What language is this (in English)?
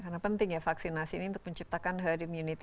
Indonesian